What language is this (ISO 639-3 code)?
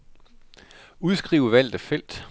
dan